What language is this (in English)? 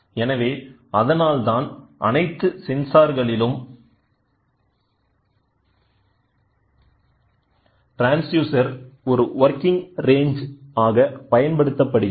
Tamil